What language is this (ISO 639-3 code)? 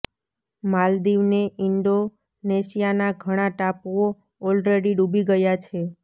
guj